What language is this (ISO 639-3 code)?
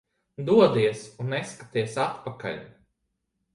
lav